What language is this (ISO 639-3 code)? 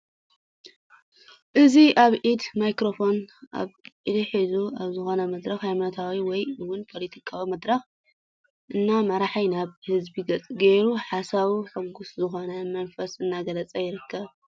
tir